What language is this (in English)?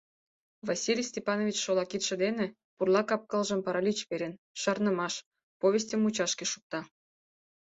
Mari